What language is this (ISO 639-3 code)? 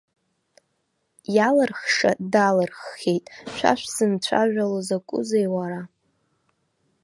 abk